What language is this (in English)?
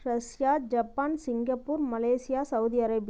Tamil